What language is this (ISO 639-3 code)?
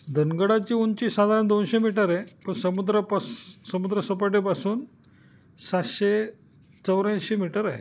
mar